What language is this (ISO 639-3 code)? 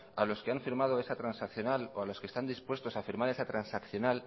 spa